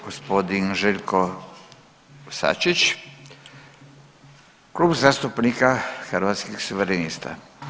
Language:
Croatian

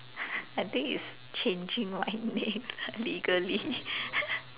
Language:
English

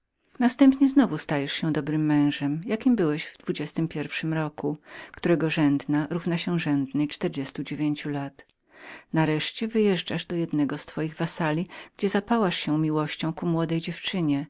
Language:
Polish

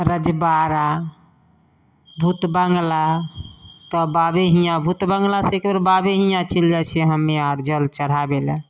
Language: Maithili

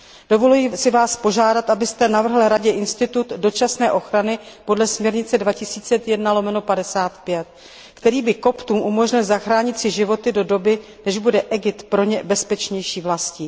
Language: Czech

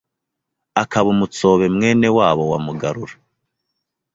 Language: Kinyarwanda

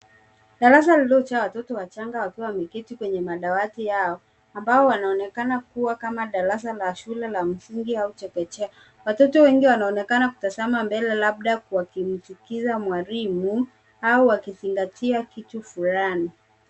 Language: Swahili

